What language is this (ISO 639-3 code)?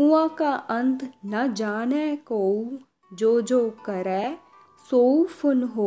hin